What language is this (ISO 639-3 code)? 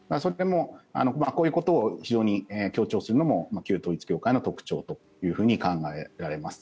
jpn